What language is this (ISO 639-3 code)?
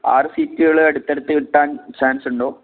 mal